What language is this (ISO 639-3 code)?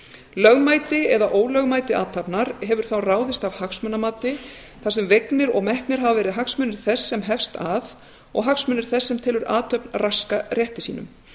isl